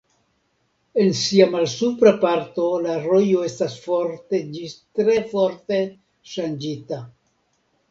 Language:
Esperanto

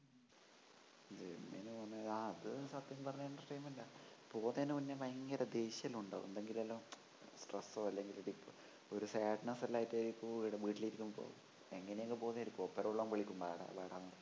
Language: Malayalam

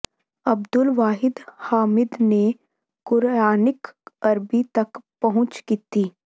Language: Punjabi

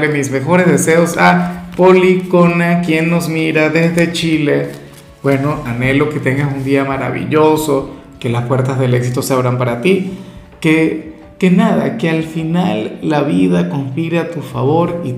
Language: Spanish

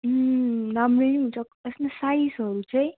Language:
Nepali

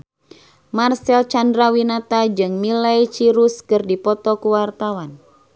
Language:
Sundanese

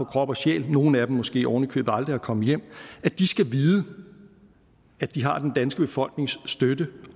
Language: Danish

